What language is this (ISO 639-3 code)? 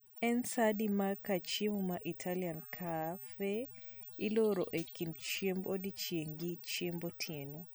luo